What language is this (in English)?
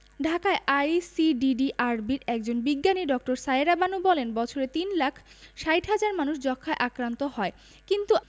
Bangla